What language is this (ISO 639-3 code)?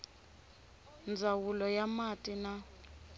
tso